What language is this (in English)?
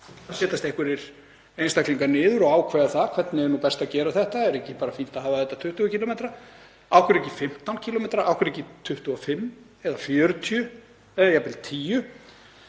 Icelandic